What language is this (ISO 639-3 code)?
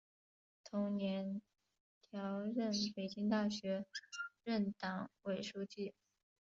zho